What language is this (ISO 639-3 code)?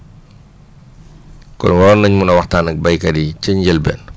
wol